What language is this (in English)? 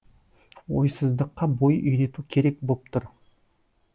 Kazakh